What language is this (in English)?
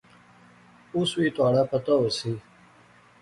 Pahari-Potwari